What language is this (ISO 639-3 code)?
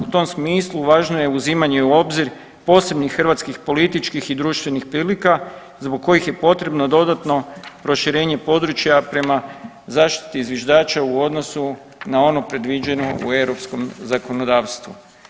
hrv